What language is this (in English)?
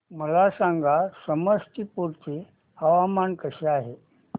Marathi